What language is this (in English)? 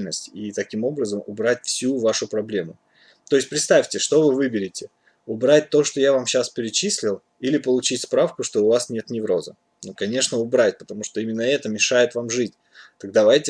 Russian